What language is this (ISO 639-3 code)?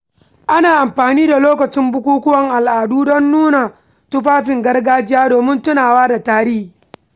hau